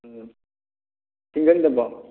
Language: Manipuri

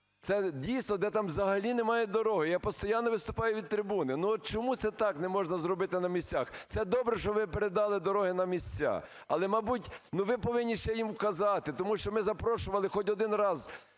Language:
Ukrainian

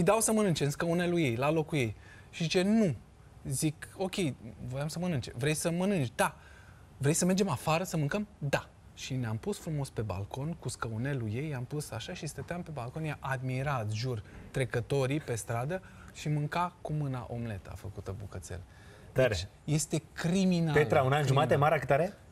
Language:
Romanian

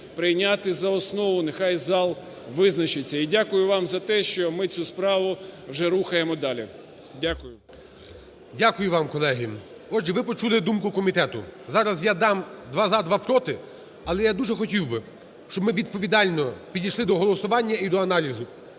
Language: Ukrainian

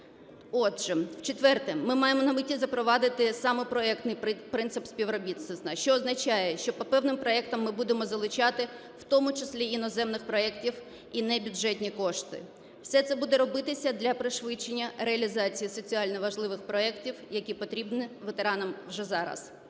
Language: Ukrainian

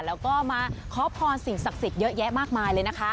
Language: Thai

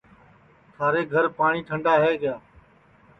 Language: Sansi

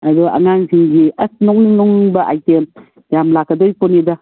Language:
Manipuri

